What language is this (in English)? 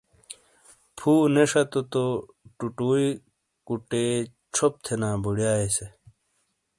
Shina